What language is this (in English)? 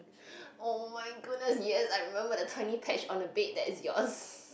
English